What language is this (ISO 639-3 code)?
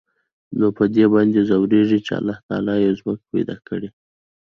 pus